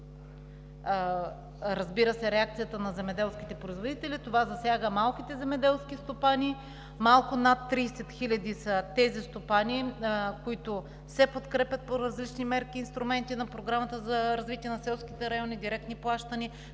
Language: Bulgarian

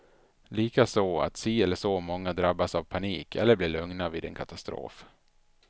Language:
Swedish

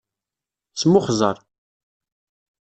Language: Kabyle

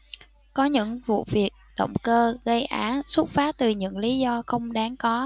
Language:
Vietnamese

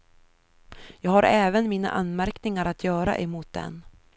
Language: Swedish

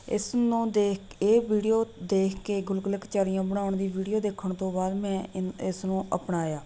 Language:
Punjabi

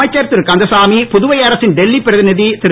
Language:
Tamil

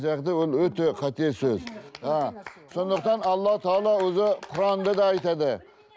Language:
Kazakh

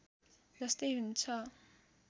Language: Nepali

